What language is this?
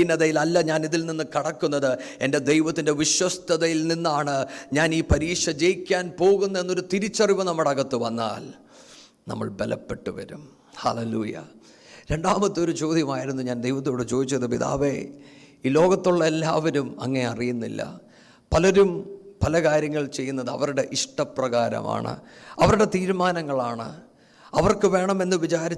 Malayalam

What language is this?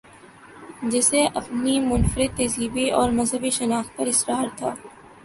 Urdu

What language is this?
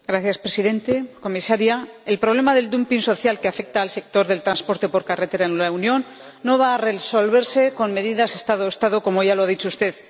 Spanish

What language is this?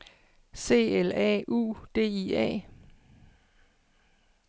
Danish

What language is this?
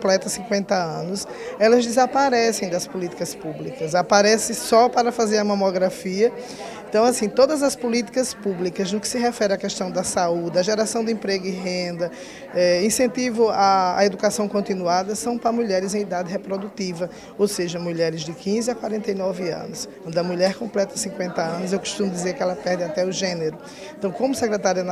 Portuguese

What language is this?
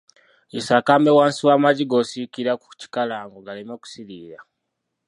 Ganda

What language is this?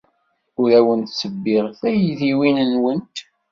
Kabyle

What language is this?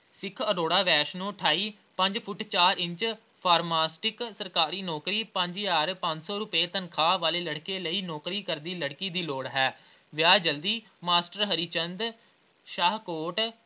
Punjabi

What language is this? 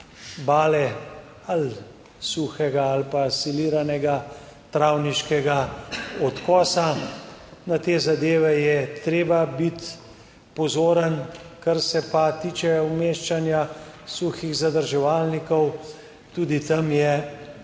Slovenian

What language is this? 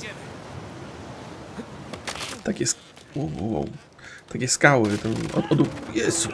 Polish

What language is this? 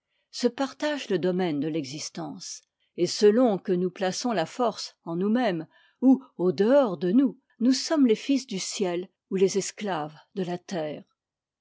French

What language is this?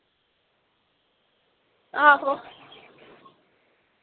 Dogri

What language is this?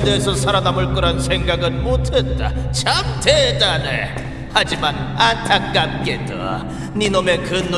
Korean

